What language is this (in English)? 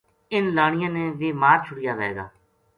Gujari